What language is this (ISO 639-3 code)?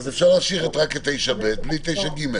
heb